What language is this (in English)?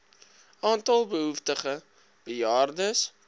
Afrikaans